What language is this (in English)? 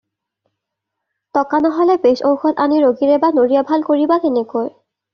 Assamese